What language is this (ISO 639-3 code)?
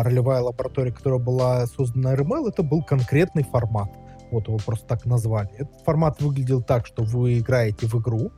rus